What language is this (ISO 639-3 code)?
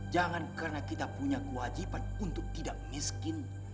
ind